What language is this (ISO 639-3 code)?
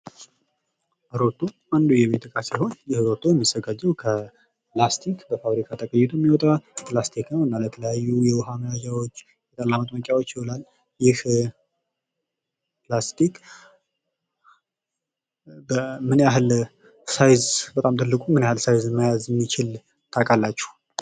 amh